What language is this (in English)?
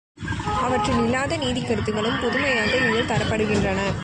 Tamil